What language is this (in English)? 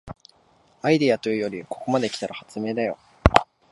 Japanese